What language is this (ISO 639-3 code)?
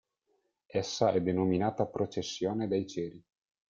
ita